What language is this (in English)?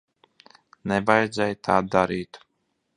Latvian